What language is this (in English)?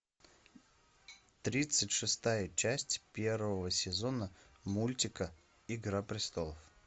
Russian